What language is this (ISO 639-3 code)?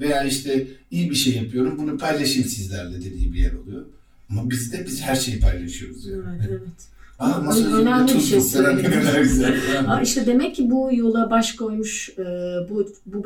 tur